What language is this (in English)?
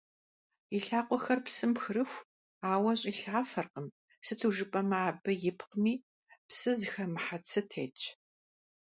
Kabardian